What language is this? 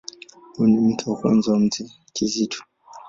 Swahili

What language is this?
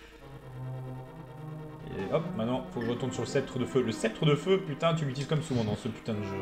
French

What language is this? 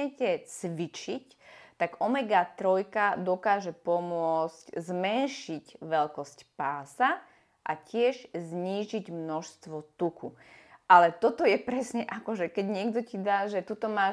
Slovak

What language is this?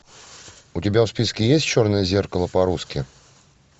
Russian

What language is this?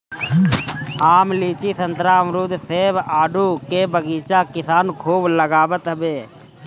Bhojpuri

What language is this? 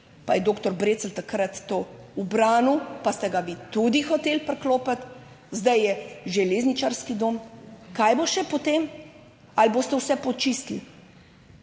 Slovenian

